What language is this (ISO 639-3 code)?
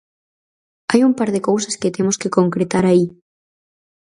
glg